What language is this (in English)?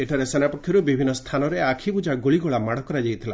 Odia